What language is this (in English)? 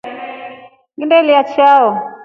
Rombo